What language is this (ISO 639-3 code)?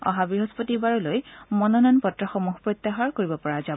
asm